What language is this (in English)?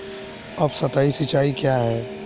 Hindi